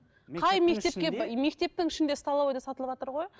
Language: Kazakh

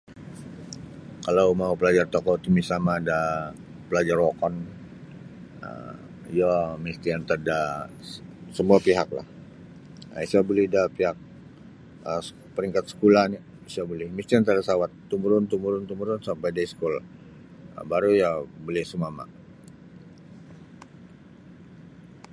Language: Sabah Bisaya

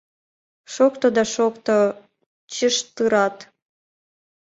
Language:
Mari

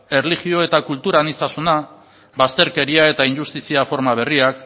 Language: Basque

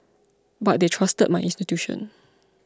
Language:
English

